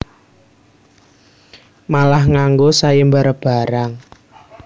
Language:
Javanese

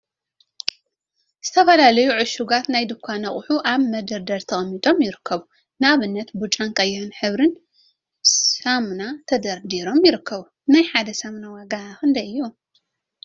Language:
Tigrinya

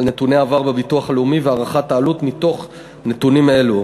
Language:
Hebrew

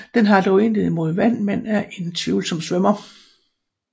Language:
Danish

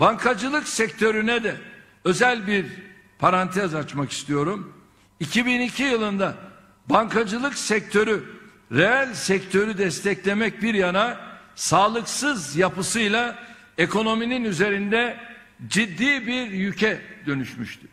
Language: Turkish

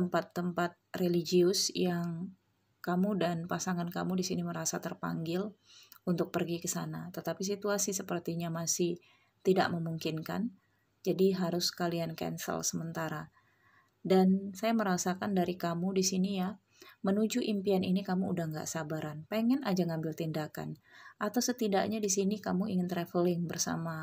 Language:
Indonesian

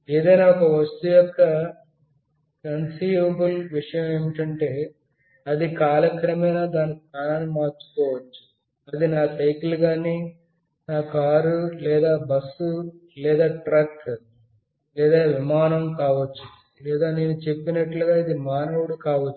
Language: Telugu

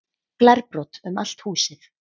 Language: Icelandic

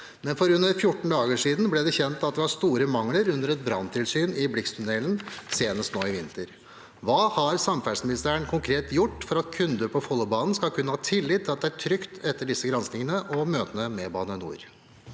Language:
Norwegian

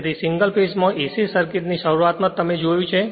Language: Gujarati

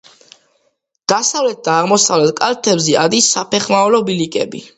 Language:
Georgian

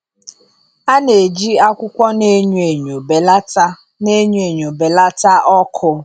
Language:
Igbo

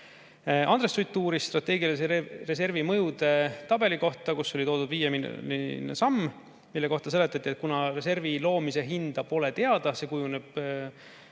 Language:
Estonian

